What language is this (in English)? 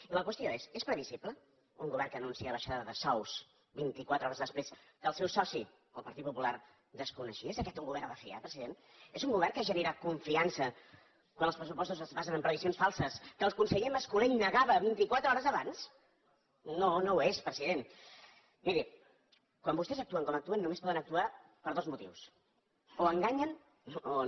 Catalan